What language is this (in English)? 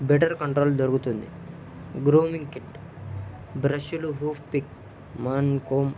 Telugu